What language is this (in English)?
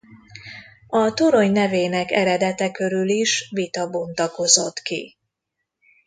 Hungarian